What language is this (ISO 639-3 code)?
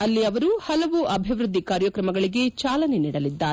kan